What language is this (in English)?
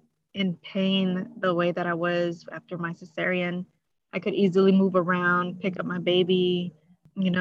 English